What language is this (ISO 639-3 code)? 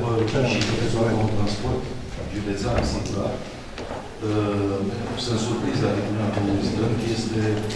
ron